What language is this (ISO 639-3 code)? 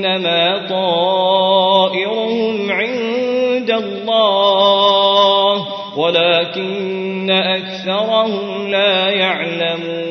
ara